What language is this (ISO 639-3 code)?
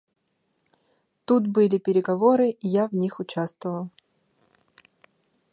sah